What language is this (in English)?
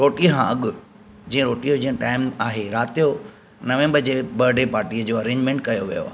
Sindhi